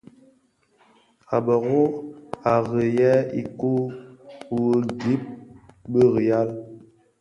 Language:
Bafia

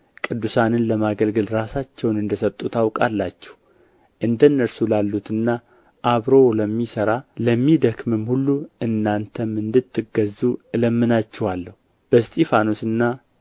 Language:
Amharic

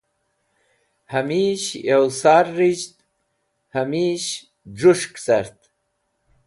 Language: Wakhi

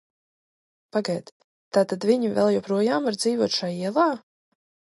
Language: Latvian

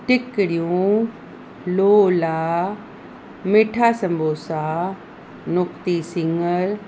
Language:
Sindhi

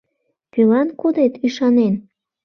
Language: Mari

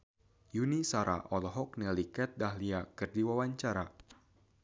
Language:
Sundanese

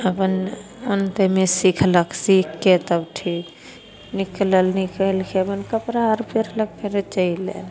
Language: Maithili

